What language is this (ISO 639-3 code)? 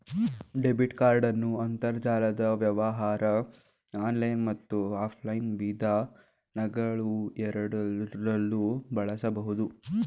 kan